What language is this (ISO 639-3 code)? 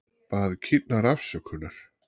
isl